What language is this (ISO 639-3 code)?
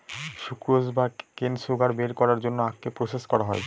ben